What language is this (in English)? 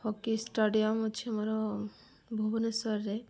Odia